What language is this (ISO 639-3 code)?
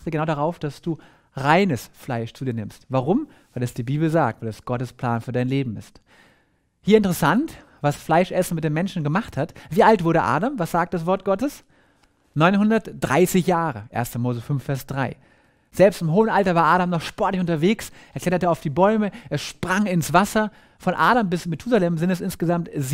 deu